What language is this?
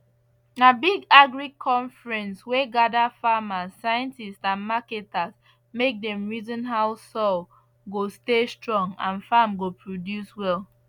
Nigerian Pidgin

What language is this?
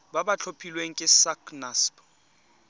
Tswana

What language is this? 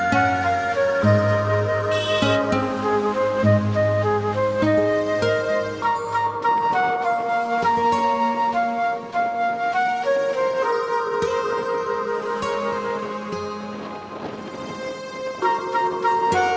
Indonesian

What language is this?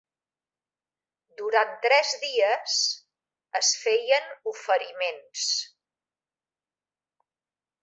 Catalan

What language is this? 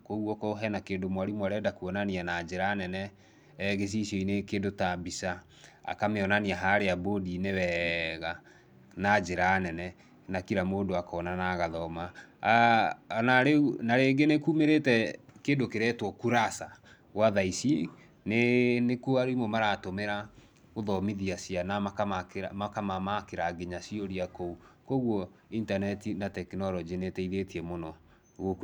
Kikuyu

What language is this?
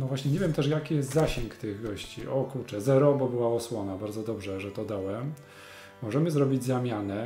Polish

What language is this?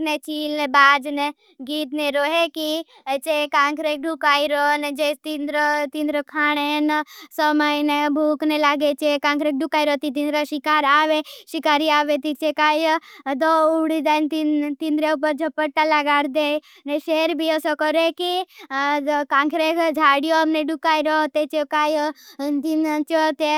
Bhili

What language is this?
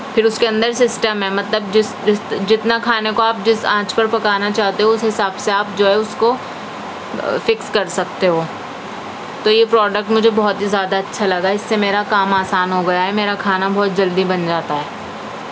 Urdu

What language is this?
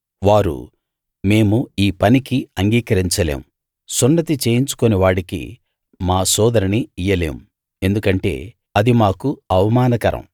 Telugu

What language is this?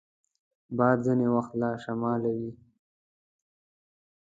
Pashto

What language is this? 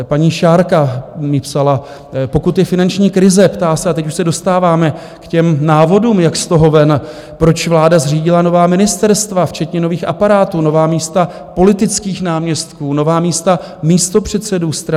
Czech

